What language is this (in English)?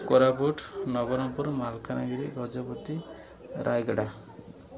Odia